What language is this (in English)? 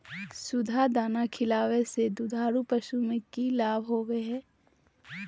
Magahi